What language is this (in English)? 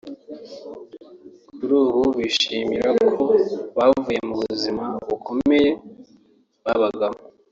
Kinyarwanda